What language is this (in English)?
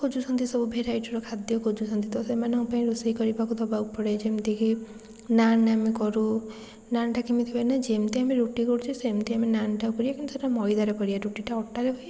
Odia